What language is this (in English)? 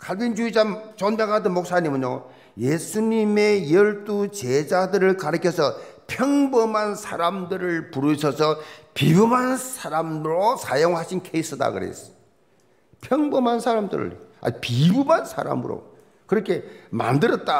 Korean